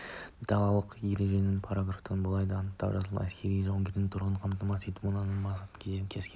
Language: Kazakh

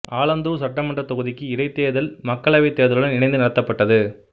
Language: Tamil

